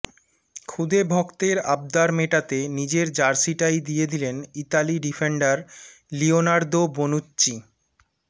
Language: Bangla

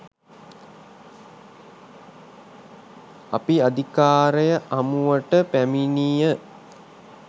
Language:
Sinhala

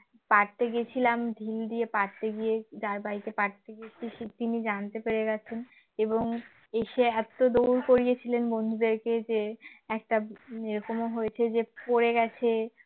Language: Bangla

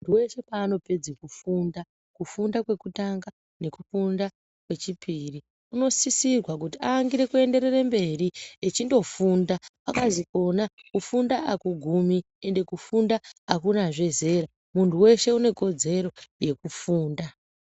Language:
Ndau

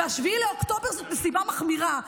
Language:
Hebrew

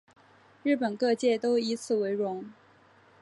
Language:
Chinese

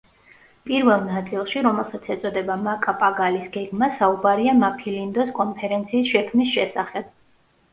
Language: Georgian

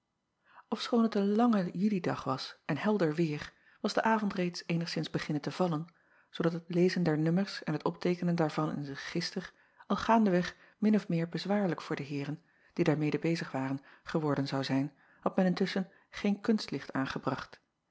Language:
Dutch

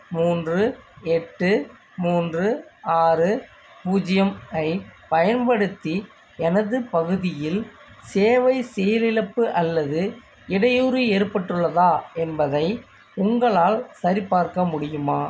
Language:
Tamil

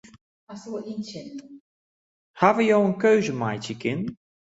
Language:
Western Frisian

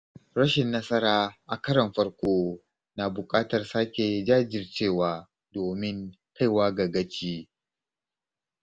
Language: Hausa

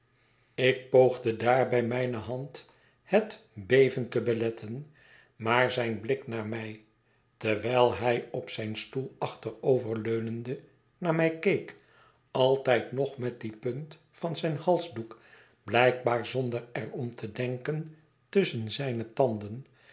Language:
Dutch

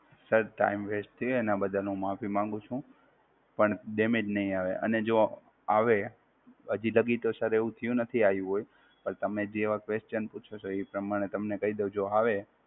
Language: Gujarati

